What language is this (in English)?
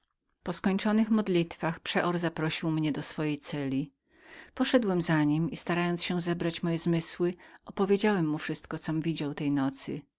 Polish